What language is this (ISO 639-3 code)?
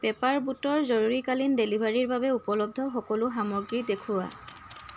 asm